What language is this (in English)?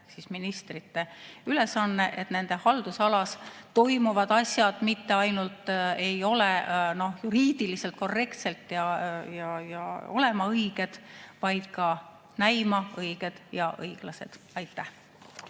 Estonian